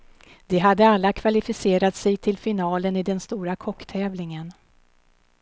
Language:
Swedish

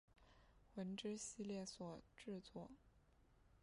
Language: Chinese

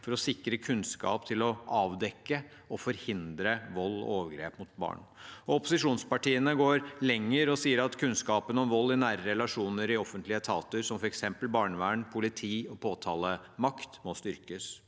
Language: Norwegian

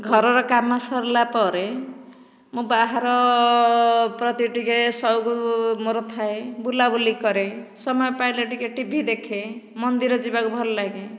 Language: Odia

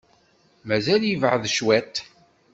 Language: Kabyle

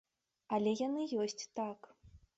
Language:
Belarusian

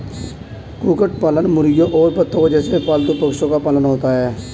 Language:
Hindi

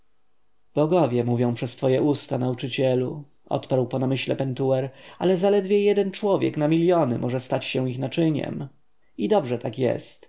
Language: Polish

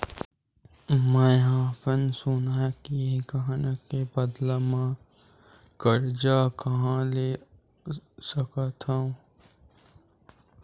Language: Chhattisgarhi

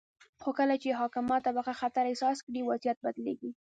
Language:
Pashto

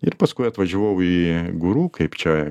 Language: Lithuanian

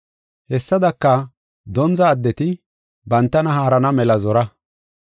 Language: Gofa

